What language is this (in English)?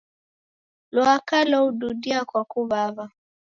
Taita